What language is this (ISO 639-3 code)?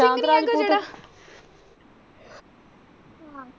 pan